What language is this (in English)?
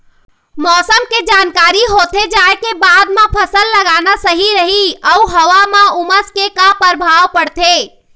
Chhattisgarhi